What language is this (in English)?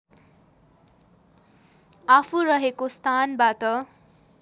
Nepali